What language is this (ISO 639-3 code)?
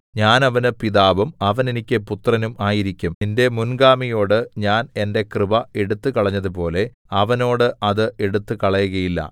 mal